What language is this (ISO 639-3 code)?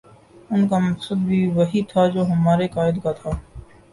urd